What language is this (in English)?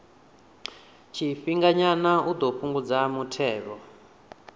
Venda